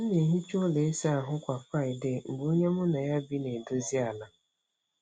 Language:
Igbo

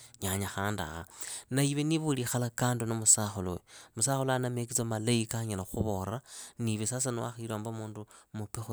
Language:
Idakho-Isukha-Tiriki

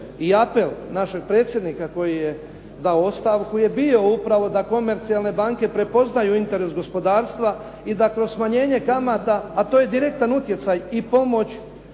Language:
Croatian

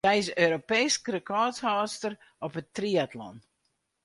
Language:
Western Frisian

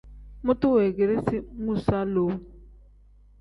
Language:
Tem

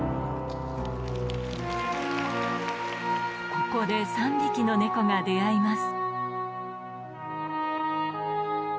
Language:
Japanese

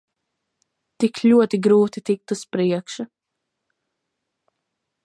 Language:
Latvian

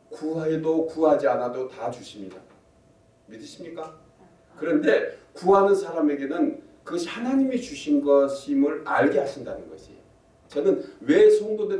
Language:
Korean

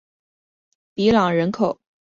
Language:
Chinese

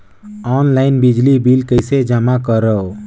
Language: Chhattisgarhi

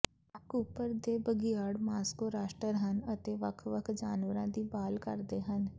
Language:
Punjabi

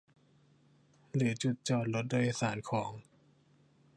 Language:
Thai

